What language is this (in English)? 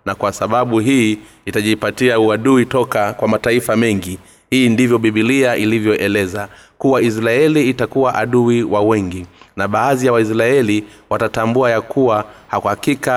Swahili